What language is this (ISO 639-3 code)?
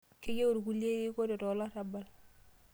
mas